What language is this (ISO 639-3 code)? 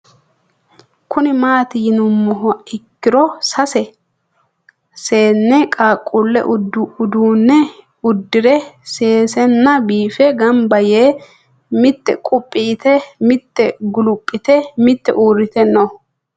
sid